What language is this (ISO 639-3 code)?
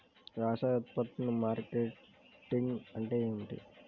tel